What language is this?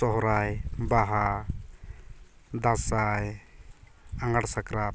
Santali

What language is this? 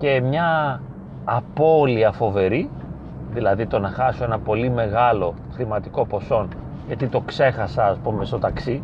Greek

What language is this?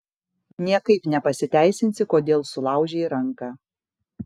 Lithuanian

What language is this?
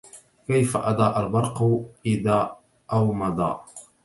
Arabic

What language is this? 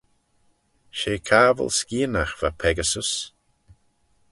Manx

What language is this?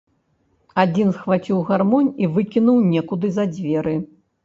Belarusian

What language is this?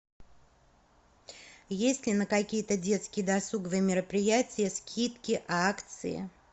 Russian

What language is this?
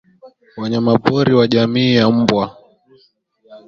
Swahili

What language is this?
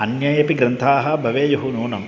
Sanskrit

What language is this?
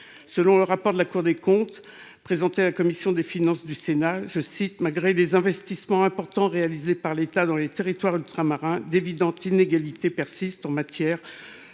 French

